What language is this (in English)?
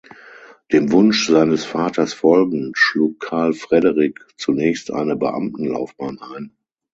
German